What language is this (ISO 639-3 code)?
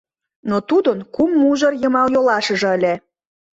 chm